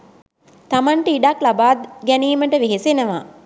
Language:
Sinhala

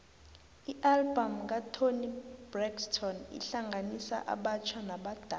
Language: South Ndebele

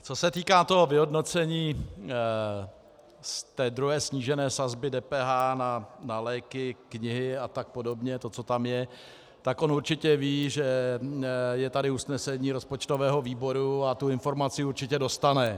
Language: Czech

